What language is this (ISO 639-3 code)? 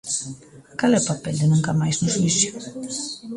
glg